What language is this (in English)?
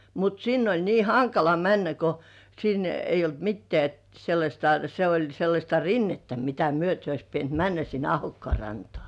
Finnish